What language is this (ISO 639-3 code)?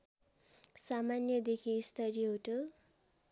nep